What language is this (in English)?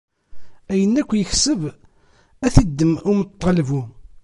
Kabyle